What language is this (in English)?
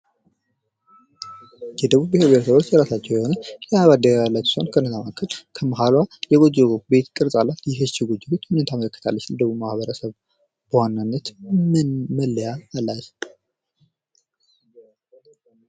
Amharic